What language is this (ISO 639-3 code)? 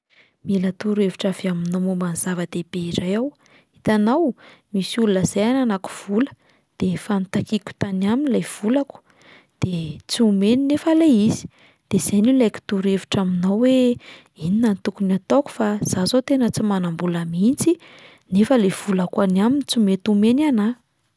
mlg